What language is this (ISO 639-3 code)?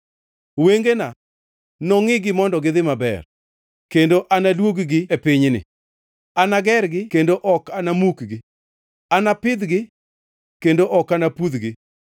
luo